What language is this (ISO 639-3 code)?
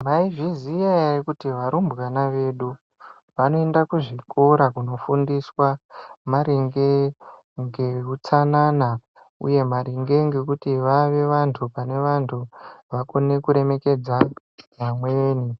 ndc